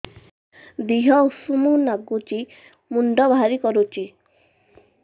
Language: Odia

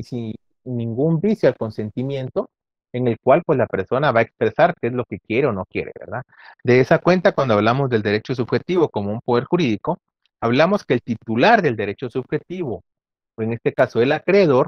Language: Spanish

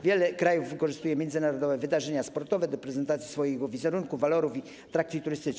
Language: Polish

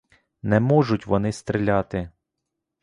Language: Ukrainian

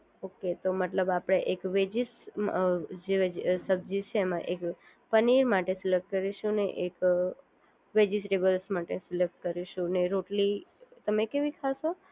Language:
Gujarati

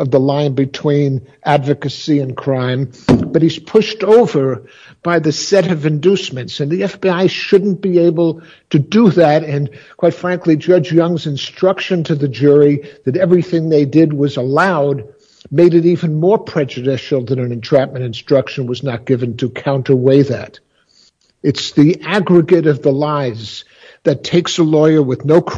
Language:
English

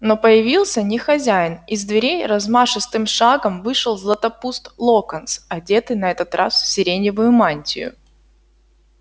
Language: Russian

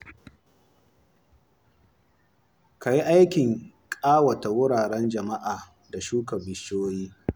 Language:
Hausa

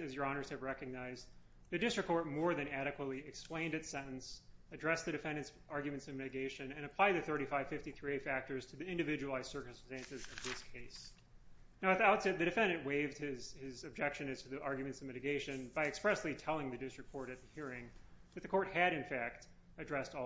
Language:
English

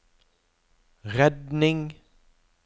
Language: Norwegian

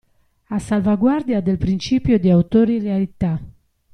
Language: Italian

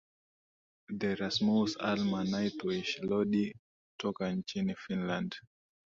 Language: Swahili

